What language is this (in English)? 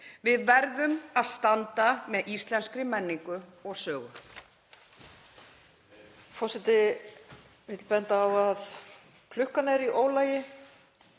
Icelandic